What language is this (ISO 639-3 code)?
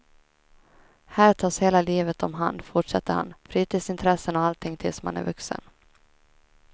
swe